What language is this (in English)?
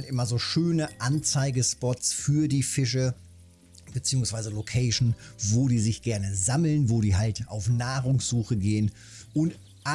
German